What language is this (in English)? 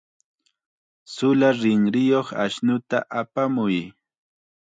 Chiquián Ancash Quechua